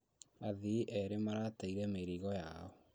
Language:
Kikuyu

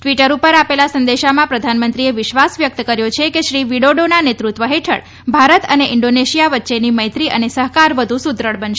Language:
Gujarati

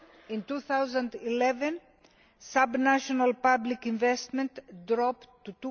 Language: English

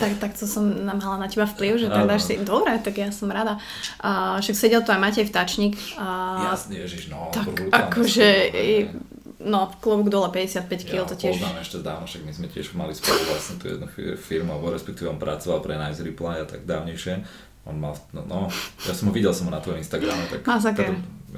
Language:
Slovak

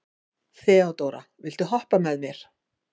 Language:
Icelandic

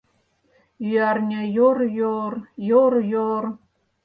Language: Mari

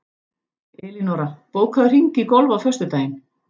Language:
Icelandic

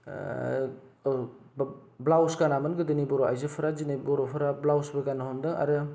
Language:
Bodo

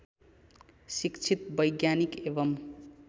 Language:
Nepali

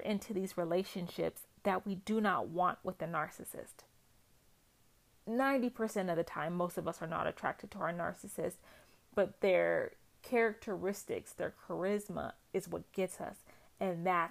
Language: English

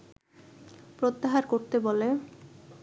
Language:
Bangla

